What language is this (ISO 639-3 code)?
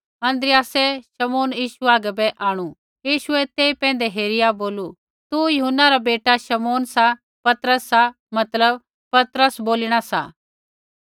kfx